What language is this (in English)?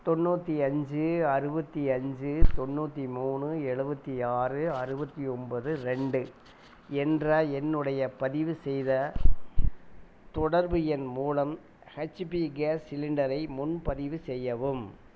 Tamil